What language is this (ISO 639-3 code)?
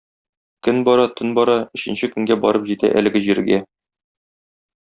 tat